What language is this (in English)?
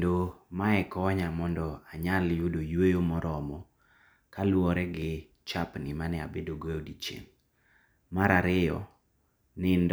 Luo (Kenya and Tanzania)